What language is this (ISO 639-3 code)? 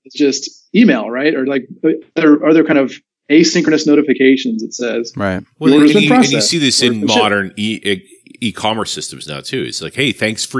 eng